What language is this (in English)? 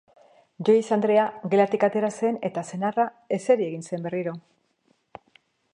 Basque